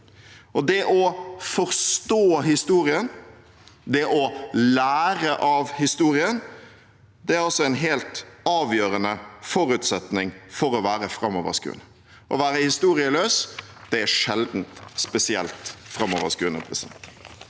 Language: Norwegian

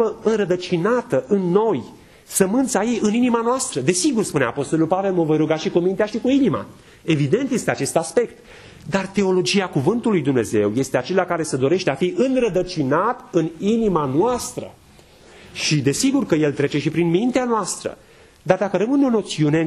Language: Romanian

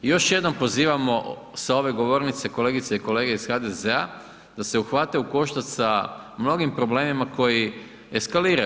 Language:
Croatian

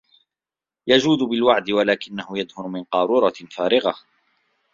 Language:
Arabic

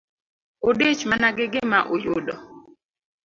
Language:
Luo (Kenya and Tanzania)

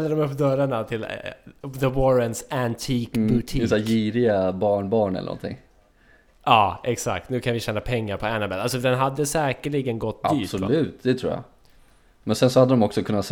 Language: Swedish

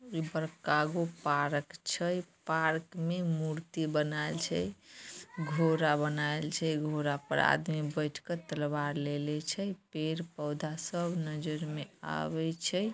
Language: Magahi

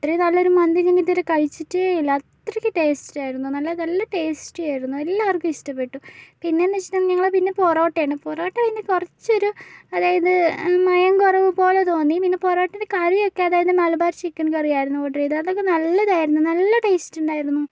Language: Malayalam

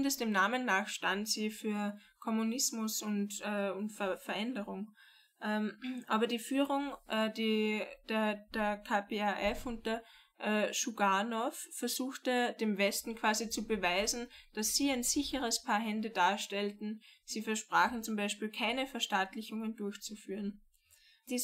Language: German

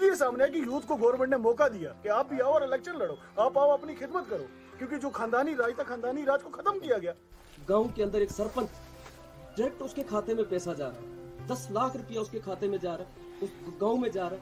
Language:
Urdu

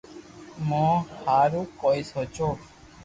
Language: Loarki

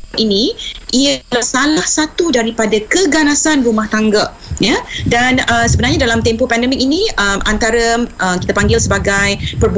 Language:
Malay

